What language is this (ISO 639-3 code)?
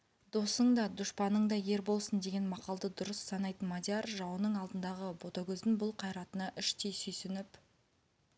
kaz